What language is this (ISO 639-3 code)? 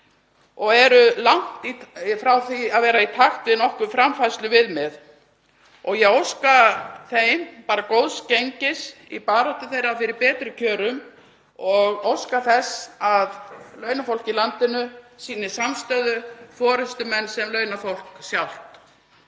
isl